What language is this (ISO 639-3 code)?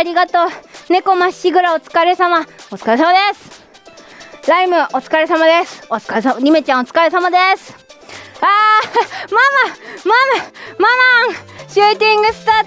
jpn